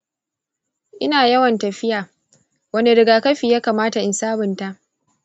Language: Hausa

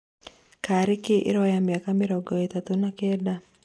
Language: Kikuyu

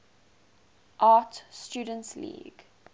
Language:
English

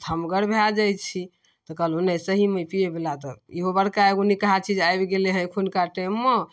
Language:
Maithili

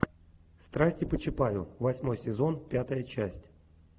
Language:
Russian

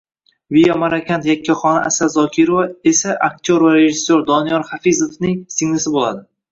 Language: Uzbek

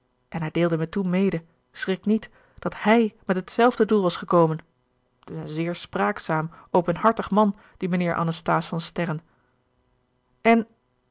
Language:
Dutch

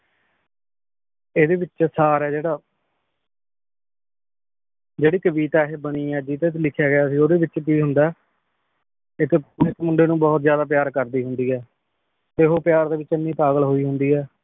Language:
Punjabi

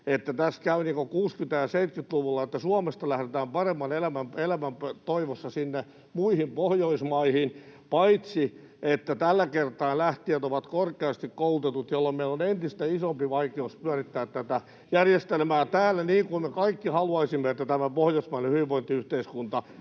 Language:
Finnish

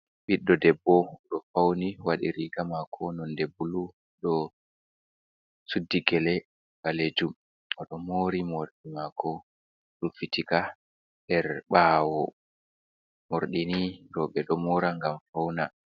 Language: Fula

